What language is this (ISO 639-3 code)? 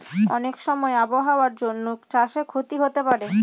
ben